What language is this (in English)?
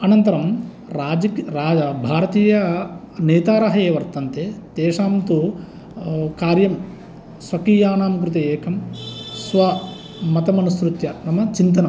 Sanskrit